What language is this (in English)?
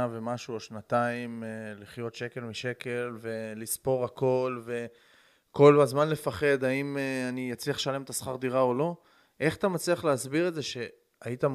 Hebrew